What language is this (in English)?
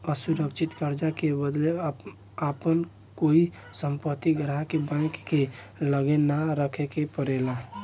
Bhojpuri